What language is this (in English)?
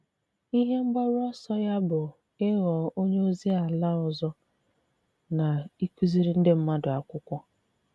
Igbo